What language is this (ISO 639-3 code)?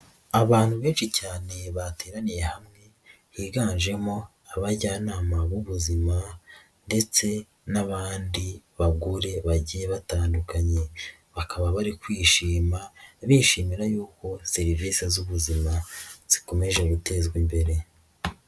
kin